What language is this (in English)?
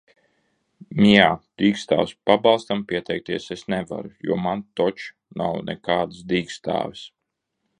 Latvian